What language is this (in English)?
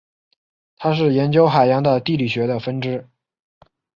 Chinese